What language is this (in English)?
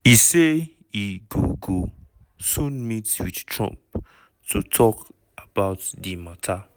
Nigerian Pidgin